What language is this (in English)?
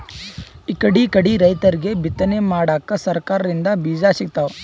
Kannada